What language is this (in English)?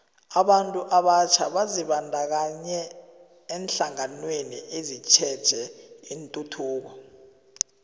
South Ndebele